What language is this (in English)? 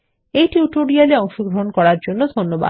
Bangla